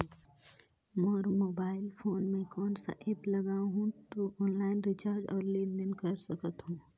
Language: Chhattisgarhi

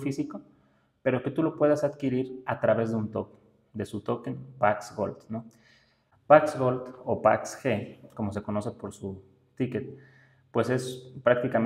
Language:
Spanish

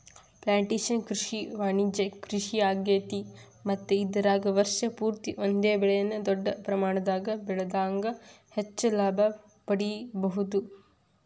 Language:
Kannada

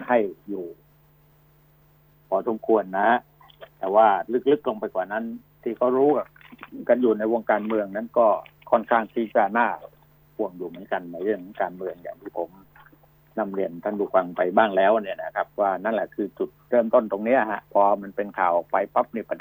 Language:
Thai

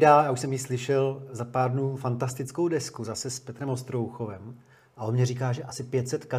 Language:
Czech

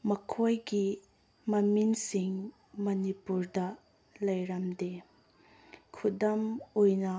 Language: Manipuri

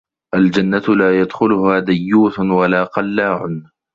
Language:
Arabic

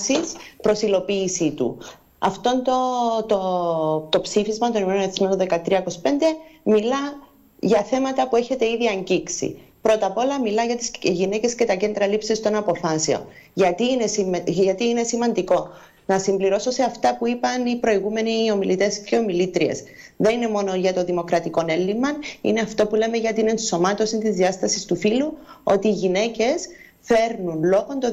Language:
Greek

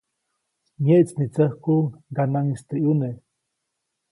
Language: Copainalá Zoque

